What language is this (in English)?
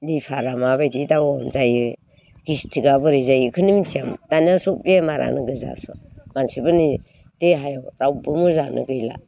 Bodo